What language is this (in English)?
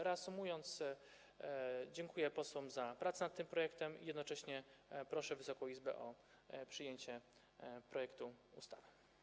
Polish